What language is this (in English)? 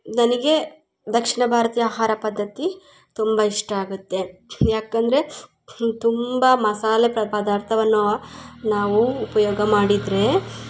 Kannada